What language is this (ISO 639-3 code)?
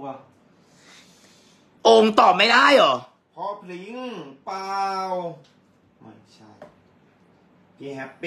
tha